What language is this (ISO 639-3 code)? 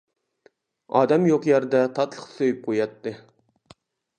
uig